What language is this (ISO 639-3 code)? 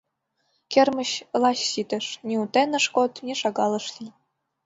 chm